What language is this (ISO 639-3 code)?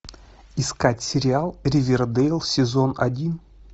rus